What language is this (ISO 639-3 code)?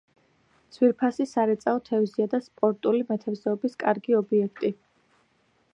kat